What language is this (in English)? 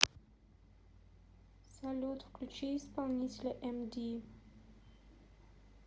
Russian